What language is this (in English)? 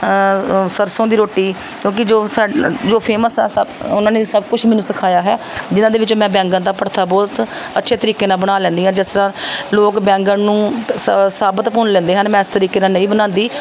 Punjabi